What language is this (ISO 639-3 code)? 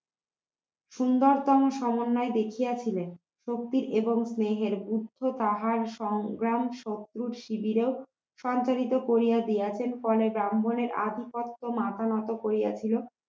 ben